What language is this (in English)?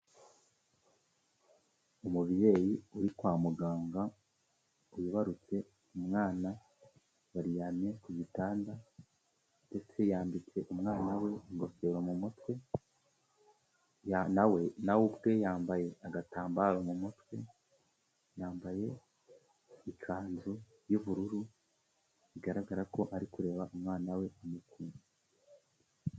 Kinyarwanda